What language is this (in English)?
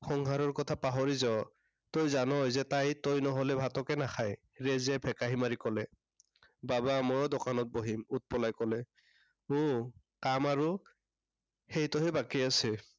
Assamese